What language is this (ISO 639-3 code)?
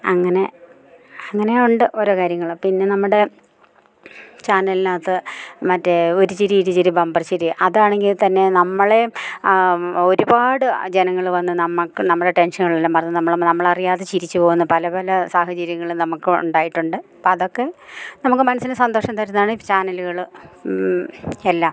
mal